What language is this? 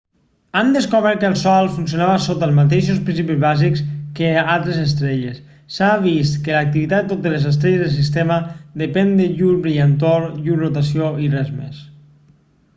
Catalan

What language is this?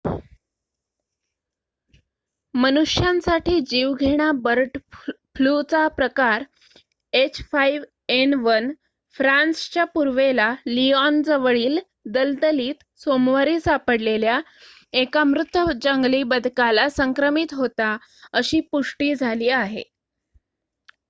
Marathi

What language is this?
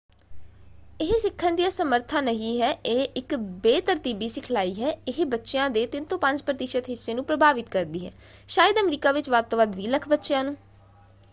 Punjabi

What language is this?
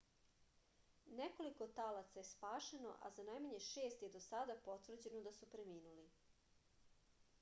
Serbian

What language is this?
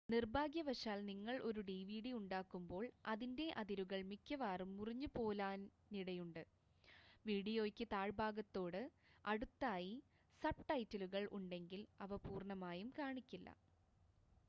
Malayalam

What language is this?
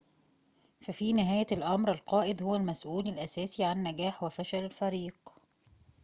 Arabic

